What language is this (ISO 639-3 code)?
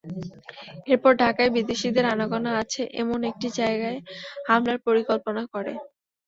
ben